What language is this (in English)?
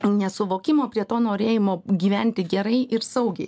Lithuanian